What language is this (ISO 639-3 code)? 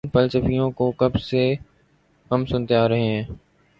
urd